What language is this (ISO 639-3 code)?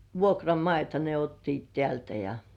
fin